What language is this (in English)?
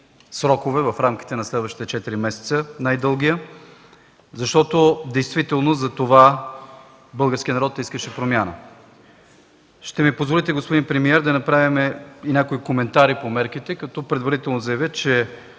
Bulgarian